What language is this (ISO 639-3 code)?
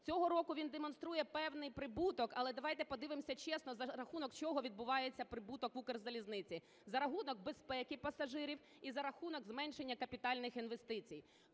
ukr